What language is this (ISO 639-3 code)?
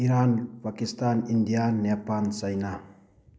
mni